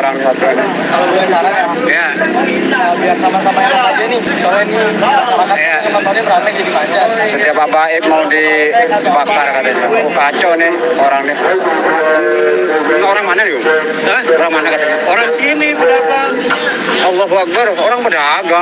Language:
Indonesian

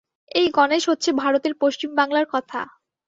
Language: Bangla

